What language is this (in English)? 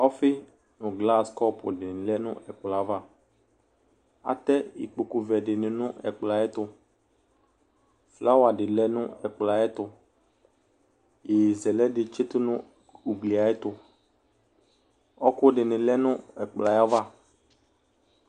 Ikposo